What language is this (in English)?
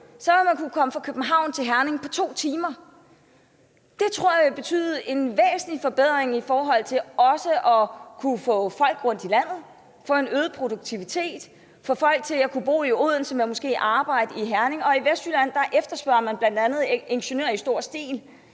Danish